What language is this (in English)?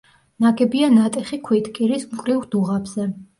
Georgian